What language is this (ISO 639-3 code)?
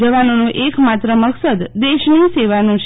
guj